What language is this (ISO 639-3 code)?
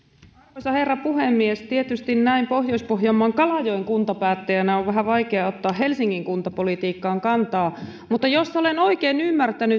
fin